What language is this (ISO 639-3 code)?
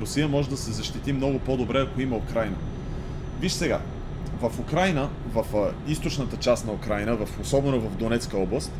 bul